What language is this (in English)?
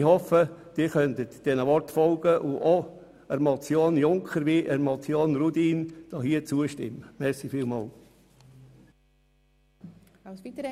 Swiss German